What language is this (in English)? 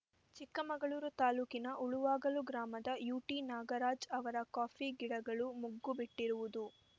Kannada